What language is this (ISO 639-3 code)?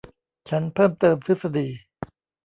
tha